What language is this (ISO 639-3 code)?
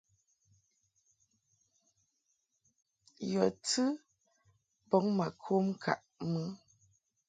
mhk